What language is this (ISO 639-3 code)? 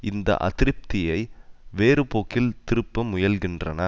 tam